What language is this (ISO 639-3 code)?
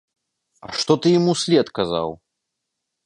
bel